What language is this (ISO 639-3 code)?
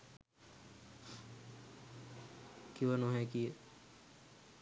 sin